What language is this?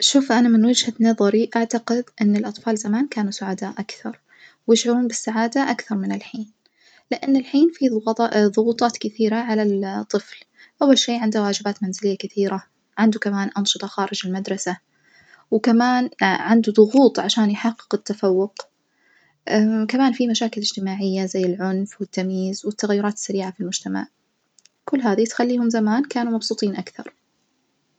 Najdi Arabic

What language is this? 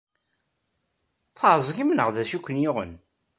Kabyle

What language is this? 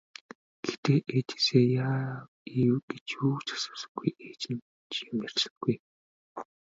Mongolian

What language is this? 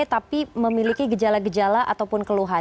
Indonesian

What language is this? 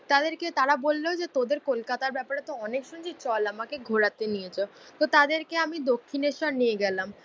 Bangla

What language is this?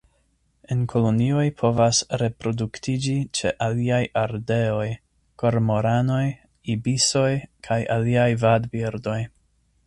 Esperanto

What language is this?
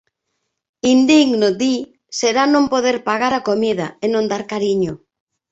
Galician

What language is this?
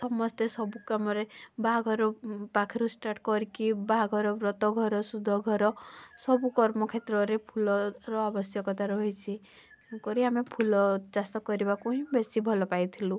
Odia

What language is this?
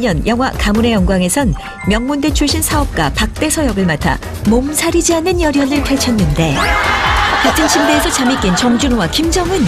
Korean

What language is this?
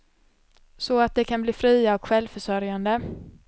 Swedish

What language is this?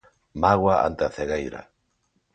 Galician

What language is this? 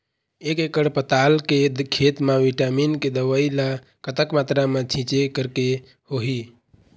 Chhattisgarhi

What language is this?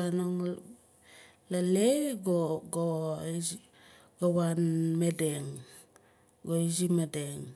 Nalik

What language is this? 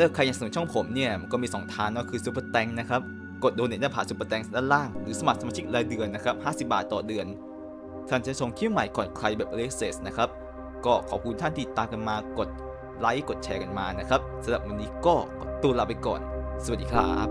Thai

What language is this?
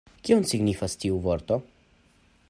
Esperanto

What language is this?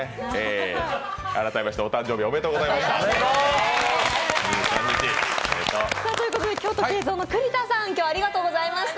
Japanese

